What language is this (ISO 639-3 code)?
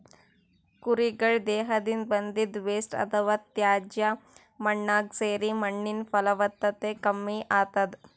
kan